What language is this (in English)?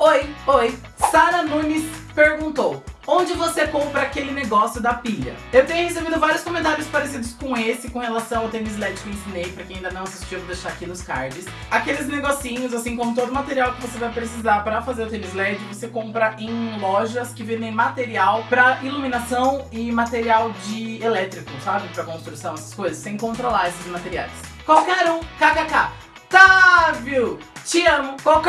Portuguese